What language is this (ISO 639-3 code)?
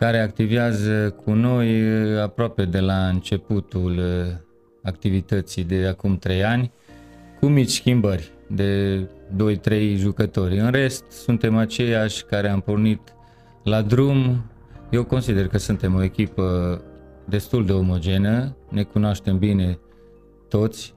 ron